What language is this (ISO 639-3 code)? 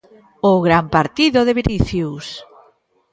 glg